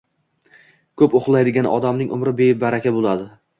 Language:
Uzbek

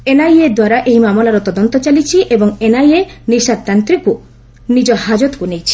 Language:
Odia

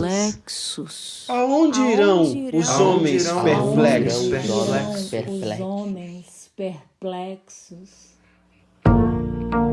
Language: Portuguese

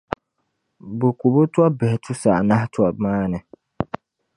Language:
Dagbani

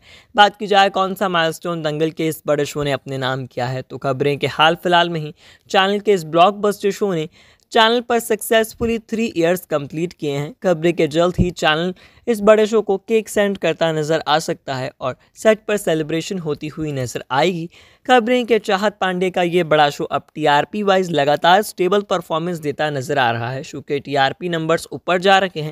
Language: Hindi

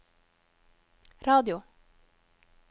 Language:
Norwegian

